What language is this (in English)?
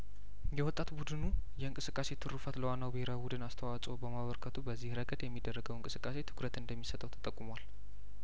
Amharic